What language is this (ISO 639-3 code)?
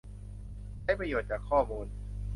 tha